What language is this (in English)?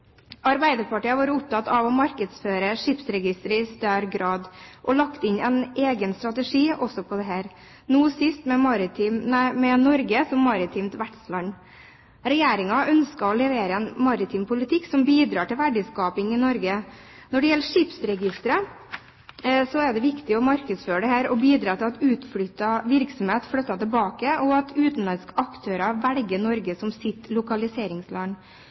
Norwegian Bokmål